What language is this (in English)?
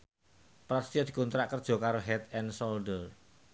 Javanese